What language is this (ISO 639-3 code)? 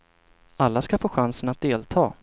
swe